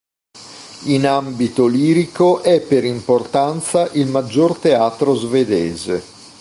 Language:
Italian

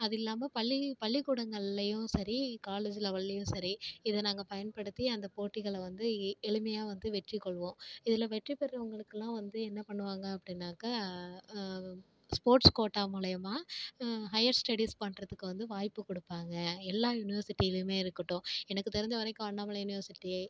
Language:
Tamil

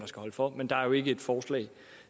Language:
Danish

